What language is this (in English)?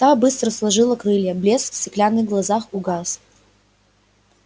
Russian